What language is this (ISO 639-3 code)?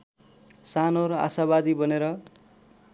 nep